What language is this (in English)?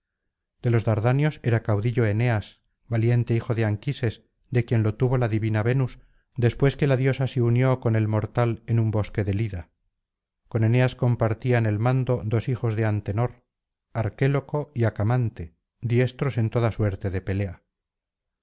Spanish